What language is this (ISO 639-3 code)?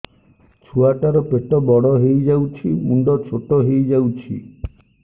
ori